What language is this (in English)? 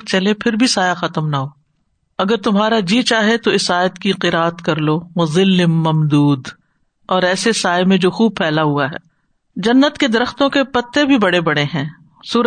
Urdu